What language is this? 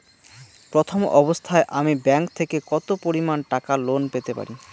Bangla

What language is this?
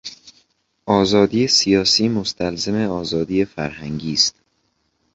Persian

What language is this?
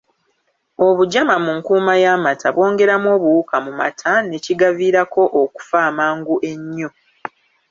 Ganda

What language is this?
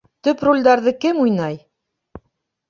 Bashkir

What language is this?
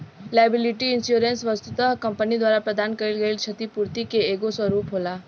Bhojpuri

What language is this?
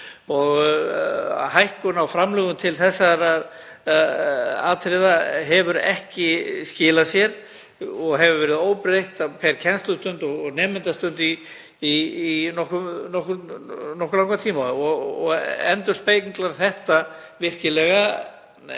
Icelandic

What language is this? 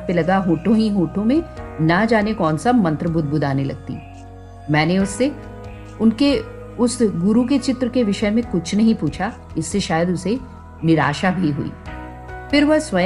Hindi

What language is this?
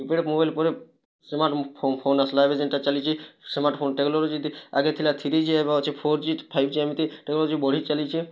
Odia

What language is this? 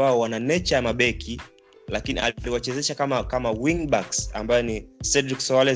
Swahili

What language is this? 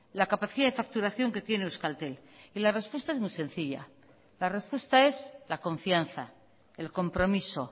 Spanish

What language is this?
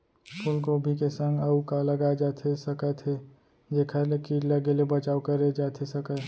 Chhattisgarhi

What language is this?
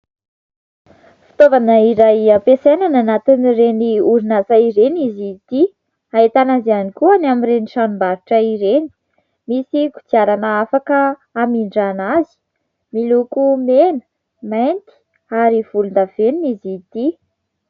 Malagasy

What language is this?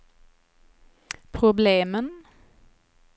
Swedish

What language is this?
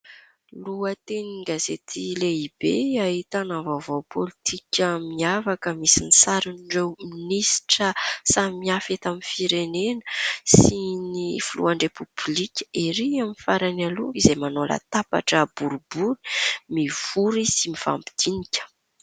Malagasy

